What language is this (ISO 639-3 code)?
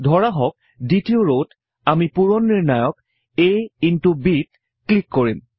asm